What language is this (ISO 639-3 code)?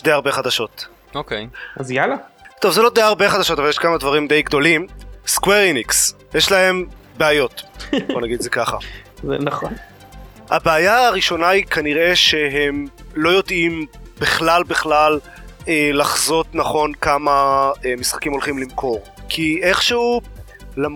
heb